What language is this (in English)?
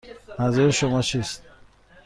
Persian